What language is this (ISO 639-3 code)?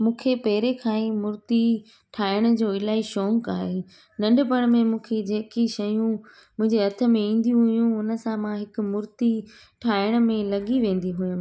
snd